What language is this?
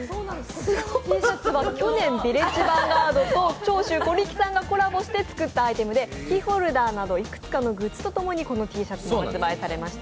Japanese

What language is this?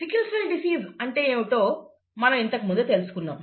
Telugu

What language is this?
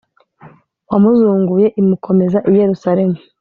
Kinyarwanda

